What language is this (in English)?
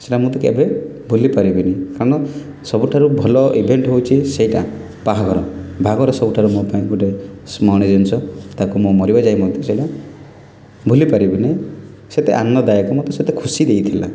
Odia